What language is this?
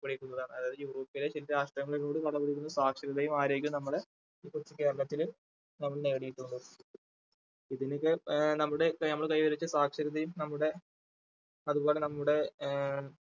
Malayalam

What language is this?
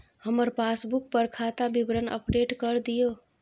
Maithili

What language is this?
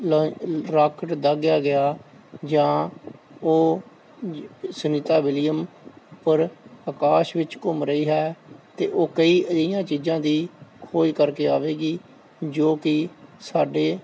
Punjabi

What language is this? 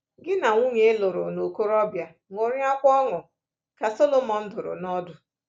Igbo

